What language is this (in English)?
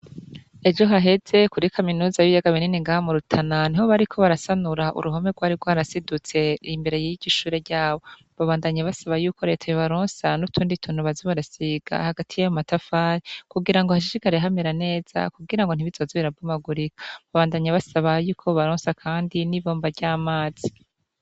Rundi